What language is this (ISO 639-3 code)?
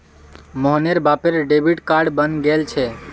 mag